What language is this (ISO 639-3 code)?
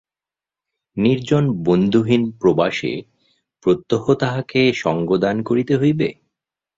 ben